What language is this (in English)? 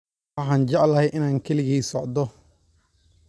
Somali